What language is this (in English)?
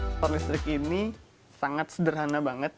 Indonesian